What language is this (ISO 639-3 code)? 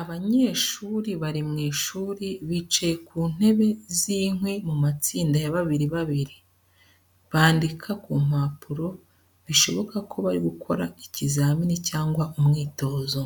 kin